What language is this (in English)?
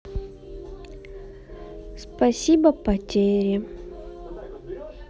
Russian